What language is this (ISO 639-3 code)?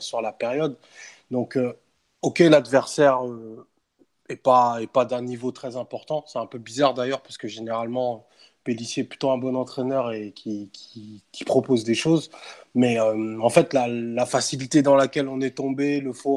fra